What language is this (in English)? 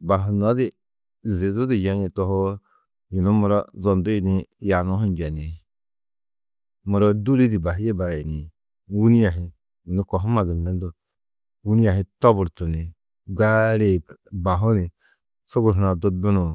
Tedaga